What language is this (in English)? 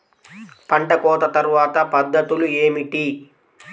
Telugu